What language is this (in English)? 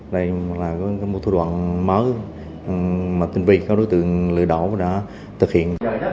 Vietnamese